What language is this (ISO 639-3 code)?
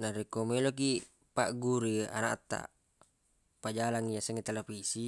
bug